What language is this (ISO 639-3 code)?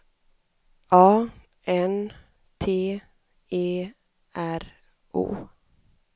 swe